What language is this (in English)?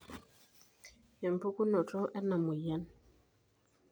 Masai